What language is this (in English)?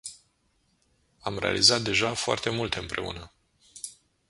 Romanian